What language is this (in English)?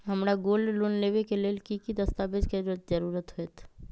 Magahi